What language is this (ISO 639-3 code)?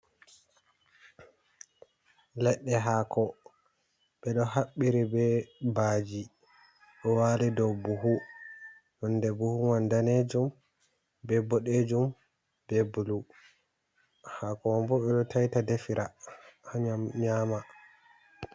ful